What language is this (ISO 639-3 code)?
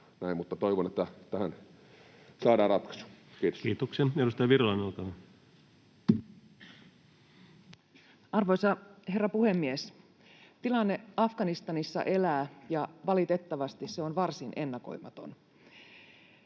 fin